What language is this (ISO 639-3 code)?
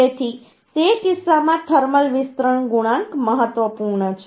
guj